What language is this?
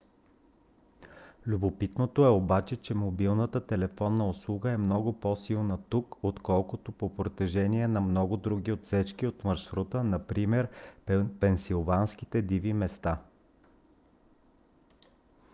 Bulgarian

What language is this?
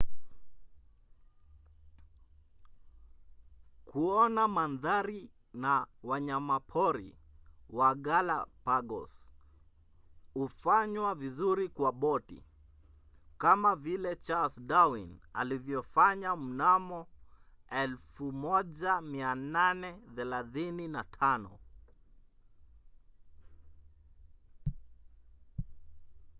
Swahili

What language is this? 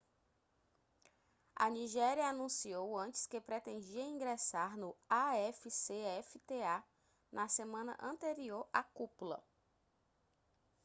Portuguese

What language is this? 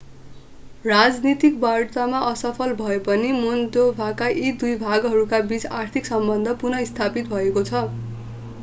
Nepali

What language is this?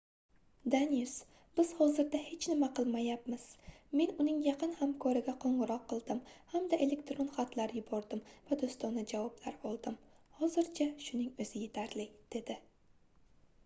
Uzbek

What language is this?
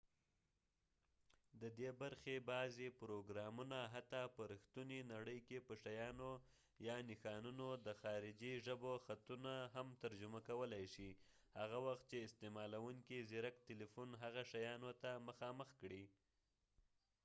Pashto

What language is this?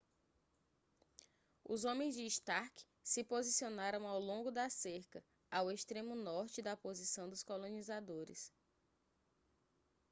Portuguese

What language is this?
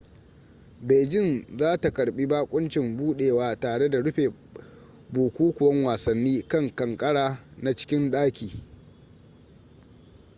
Hausa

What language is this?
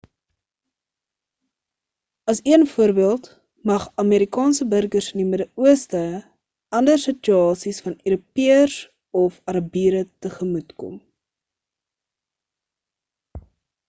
Afrikaans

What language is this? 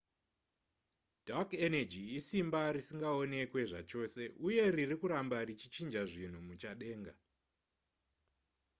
Shona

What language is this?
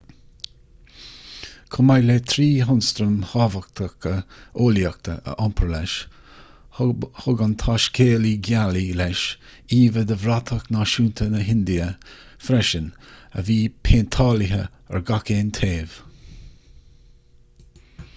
Irish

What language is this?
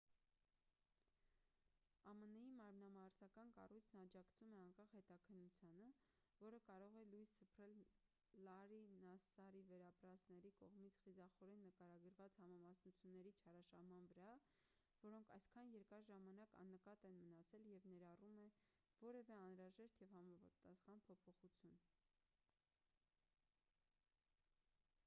Armenian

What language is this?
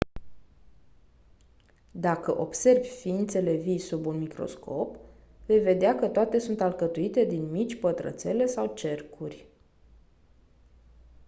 Romanian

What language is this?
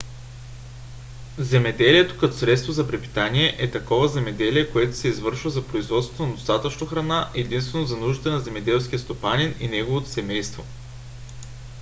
Bulgarian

